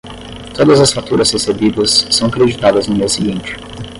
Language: Portuguese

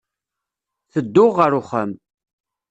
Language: Kabyle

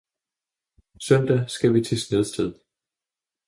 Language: Danish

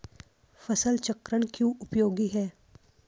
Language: Hindi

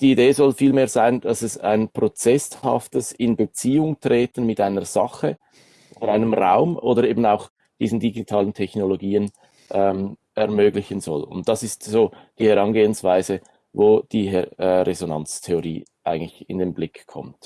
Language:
German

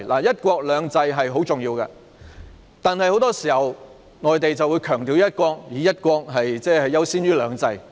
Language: Cantonese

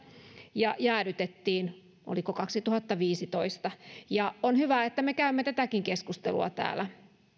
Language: Finnish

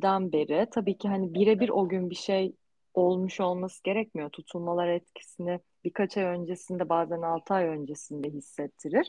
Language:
Turkish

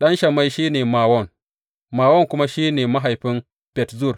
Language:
Hausa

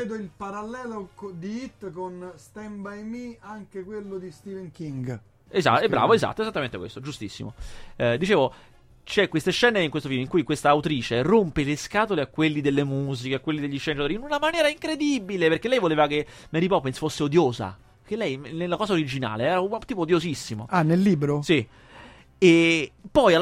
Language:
Italian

